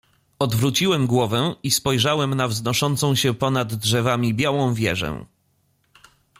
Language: Polish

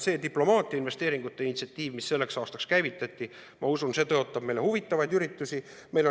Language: Estonian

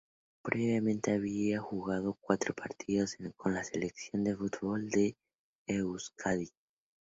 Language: Spanish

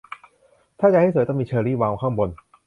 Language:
Thai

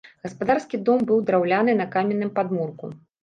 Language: Belarusian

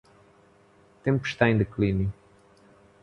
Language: Portuguese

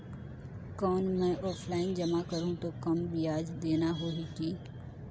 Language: Chhattisgarhi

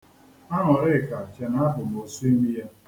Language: Igbo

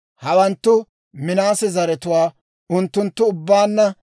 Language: Dawro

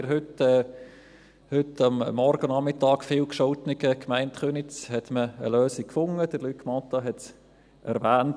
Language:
Swiss German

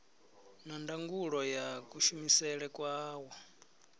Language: Venda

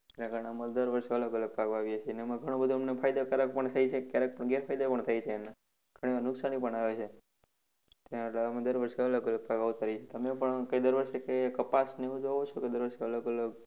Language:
Gujarati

